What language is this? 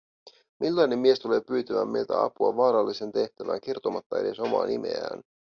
Finnish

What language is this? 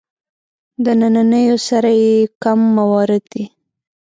Pashto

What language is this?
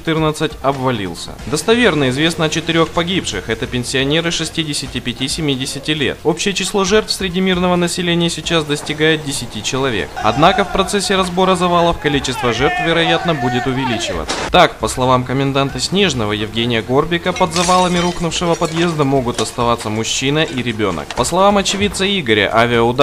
Russian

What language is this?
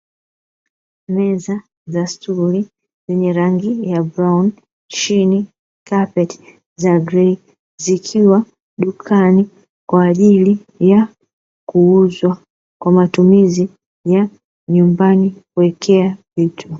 Swahili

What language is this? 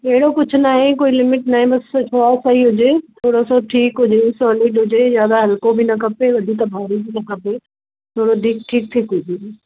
Sindhi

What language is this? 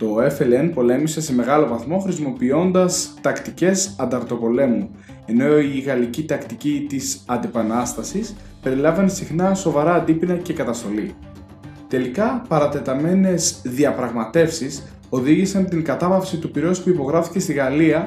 Greek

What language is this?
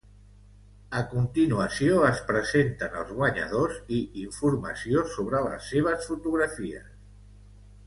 Catalan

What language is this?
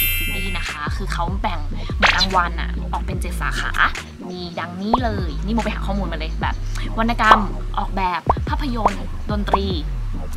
Thai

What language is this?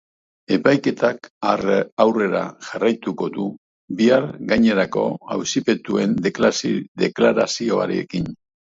Basque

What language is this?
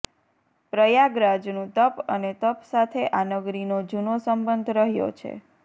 Gujarati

